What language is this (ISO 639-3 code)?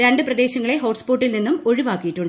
mal